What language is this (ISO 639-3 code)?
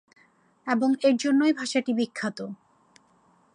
ben